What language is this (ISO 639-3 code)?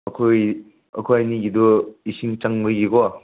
mni